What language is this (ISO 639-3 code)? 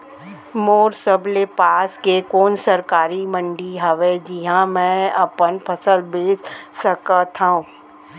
hne